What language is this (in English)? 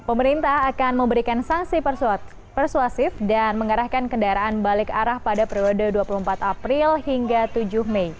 Indonesian